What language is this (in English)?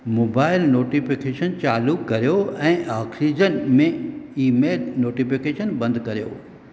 Sindhi